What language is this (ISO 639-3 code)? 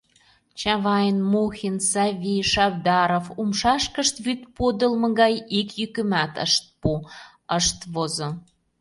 chm